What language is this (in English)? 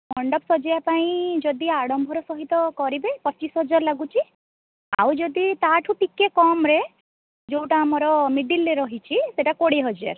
Odia